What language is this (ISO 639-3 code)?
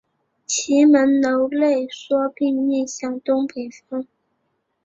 zho